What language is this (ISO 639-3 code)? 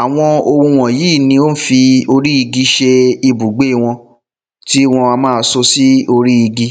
yor